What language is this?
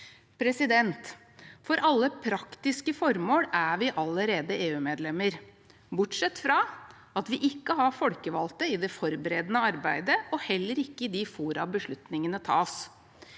Norwegian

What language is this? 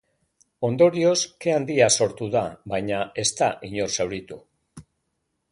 Basque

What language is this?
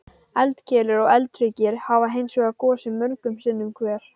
Icelandic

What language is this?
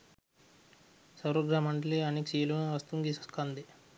Sinhala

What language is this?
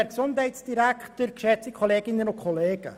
Swiss German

